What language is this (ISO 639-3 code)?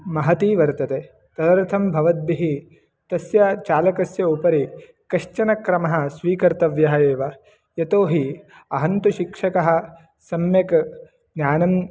san